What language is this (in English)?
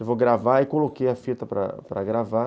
Portuguese